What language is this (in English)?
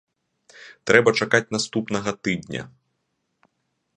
Belarusian